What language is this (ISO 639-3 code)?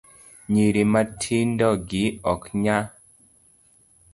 luo